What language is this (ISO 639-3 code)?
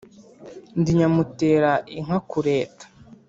kin